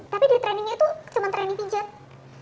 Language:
Indonesian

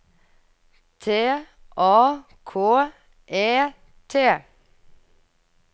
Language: Norwegian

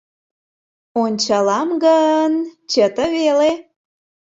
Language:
Mari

